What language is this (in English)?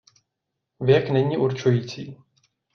Czech